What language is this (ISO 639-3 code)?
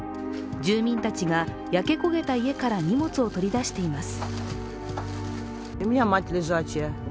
jpn